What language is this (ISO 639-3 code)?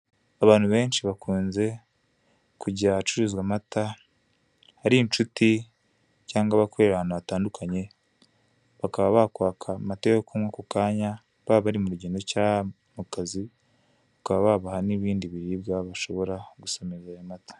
kin